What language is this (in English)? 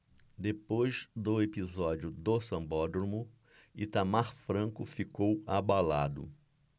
Portuguese